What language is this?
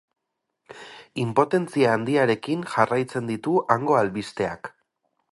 Basque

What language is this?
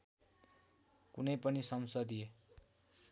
Nepali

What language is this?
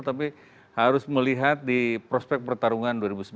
Indonesian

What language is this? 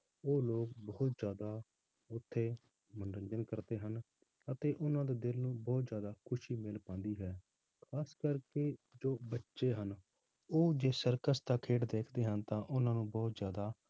Punjabi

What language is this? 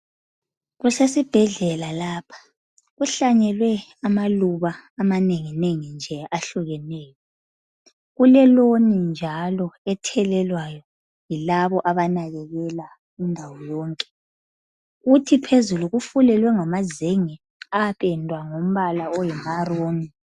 North Ndebele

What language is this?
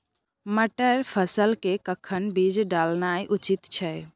Maithili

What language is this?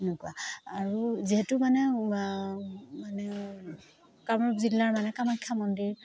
Assamese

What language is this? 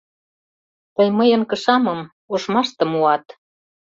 Mari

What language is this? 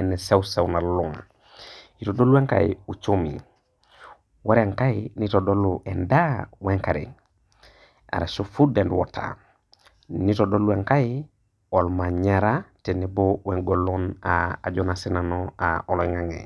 Masai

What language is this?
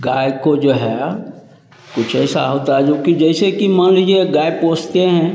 Hindi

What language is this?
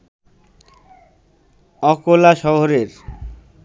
Bangla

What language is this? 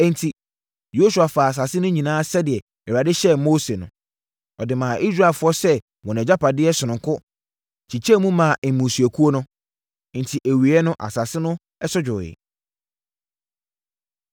Akan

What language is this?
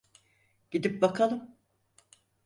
Turkish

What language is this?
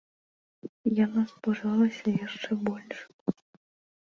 Belarusian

